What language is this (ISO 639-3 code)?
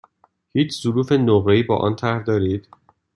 fas